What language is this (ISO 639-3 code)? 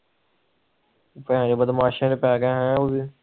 pan